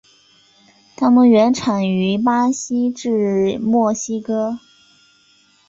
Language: Chinese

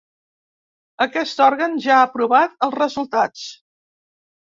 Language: Catalan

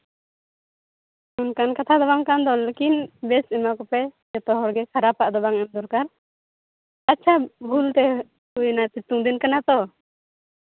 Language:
Santali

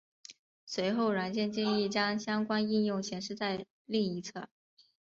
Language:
Chinese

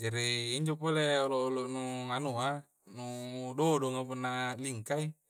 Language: Coastal Konjo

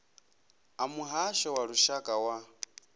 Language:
Venda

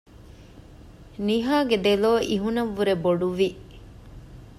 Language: Divehi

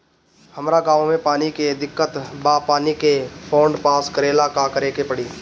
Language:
Bhojpuri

